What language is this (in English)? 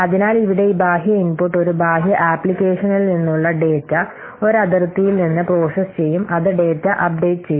Malayalam